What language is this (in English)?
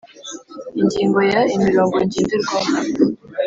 Kinyarwanda